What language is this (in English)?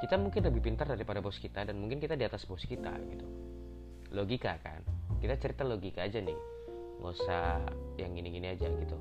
Indonesian